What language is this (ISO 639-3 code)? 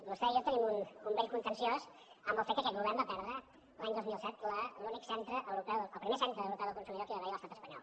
cat